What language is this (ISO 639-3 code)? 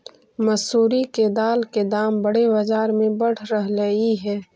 mag